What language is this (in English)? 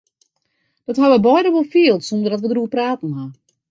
Western Frisian